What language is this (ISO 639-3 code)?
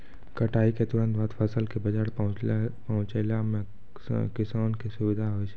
mai